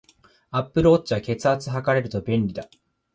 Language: Japanese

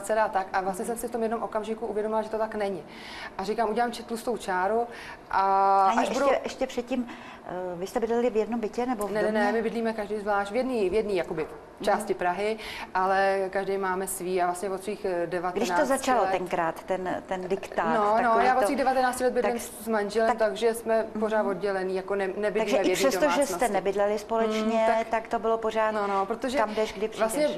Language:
Czech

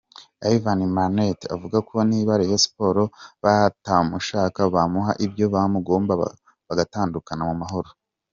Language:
Kinyarwanda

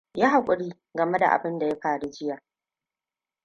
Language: Hausa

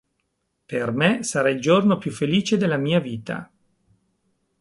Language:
Italian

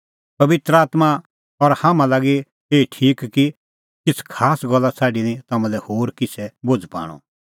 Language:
Kullu Pahari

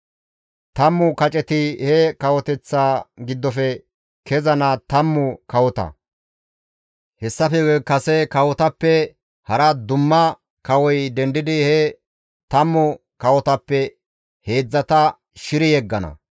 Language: Gamo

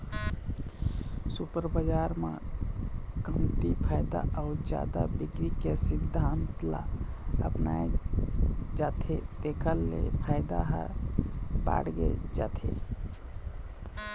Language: Chhattisgarhi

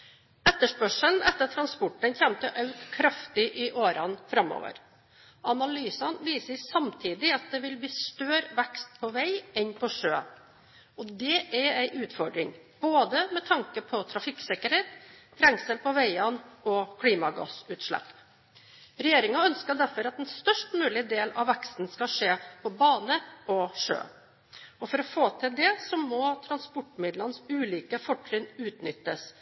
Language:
Norwegian Bokmål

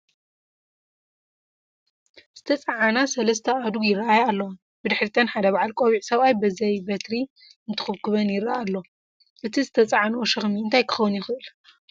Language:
Tigrinya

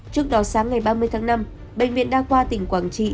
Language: Vietnamese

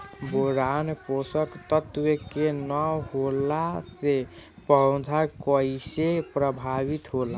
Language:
Bhojpuri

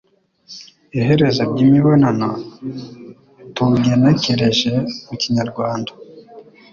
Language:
Kinyarwanda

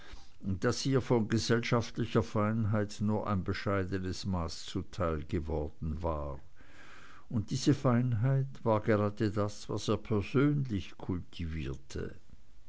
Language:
German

